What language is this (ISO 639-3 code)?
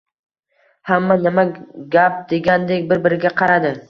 uzb